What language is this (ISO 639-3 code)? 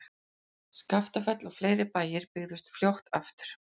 isl